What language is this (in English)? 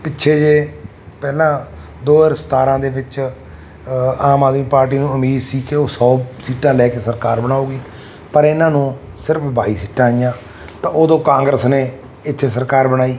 Punjabi